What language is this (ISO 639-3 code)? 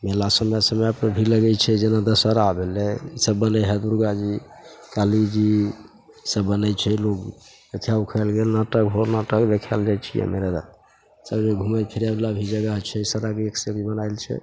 mai